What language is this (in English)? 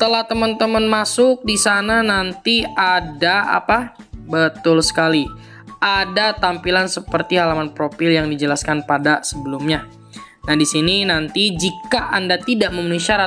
Indonesian